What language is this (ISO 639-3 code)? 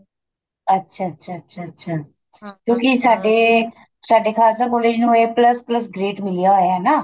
pan